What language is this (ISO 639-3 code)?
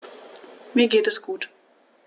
deu